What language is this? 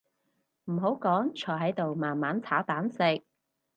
Cantonese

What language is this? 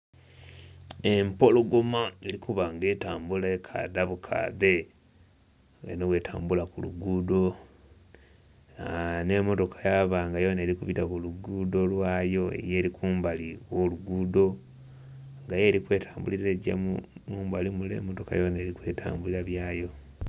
Soga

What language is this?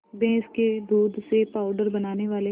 Hindi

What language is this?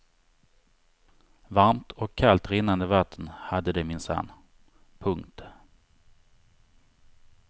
Swedish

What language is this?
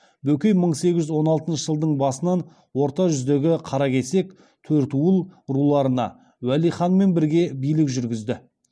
Kazakh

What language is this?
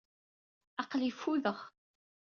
Kabyle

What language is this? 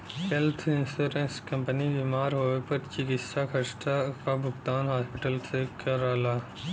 Bhojpuri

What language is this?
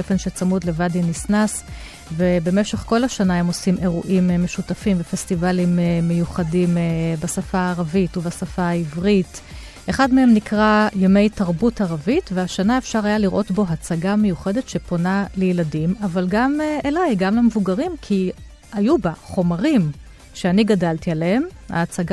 Hebrew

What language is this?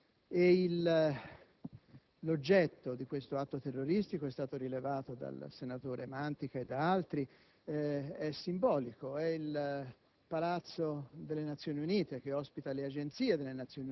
Italian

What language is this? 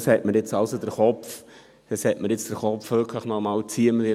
Swiss German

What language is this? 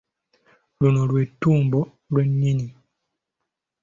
Ganda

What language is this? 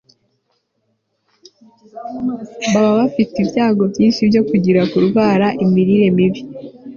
Kinyarwanda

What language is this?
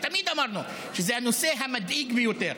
Hebrew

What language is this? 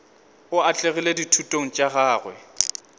Northern Sotho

